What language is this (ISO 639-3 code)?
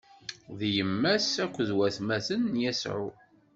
kab